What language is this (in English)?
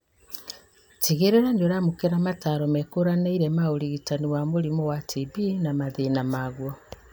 Kikuyu